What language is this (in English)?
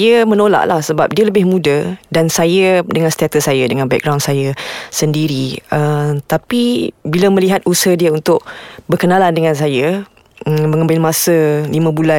Malay